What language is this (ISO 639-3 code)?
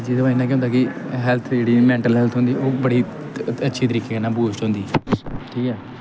doi